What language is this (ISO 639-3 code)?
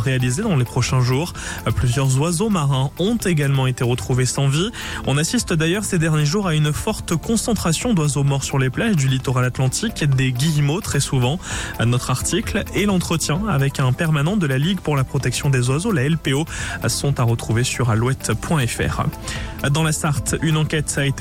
fra